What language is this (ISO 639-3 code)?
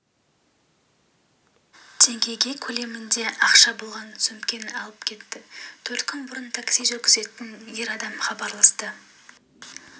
kaz